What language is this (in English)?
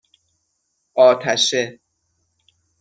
Persian